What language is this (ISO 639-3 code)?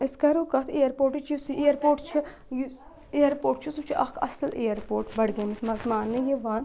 kas